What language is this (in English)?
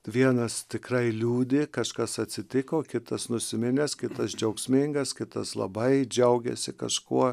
Lithuanian